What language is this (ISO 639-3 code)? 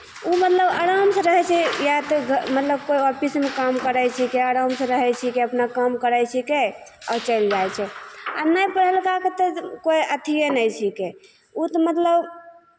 mai